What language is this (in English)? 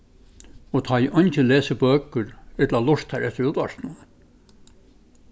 Faroese